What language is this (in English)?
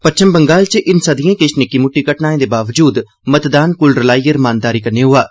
Dogri